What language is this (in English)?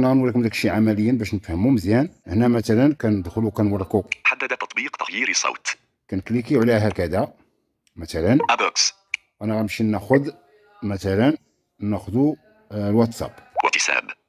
Arabic